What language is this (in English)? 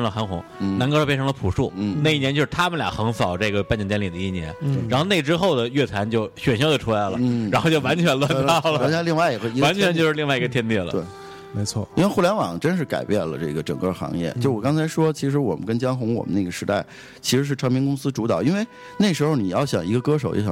Chinese